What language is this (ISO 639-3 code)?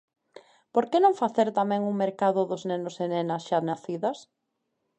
glg